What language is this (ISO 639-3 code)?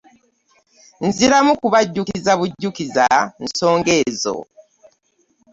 lug